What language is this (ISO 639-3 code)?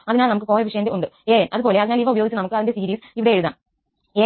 mal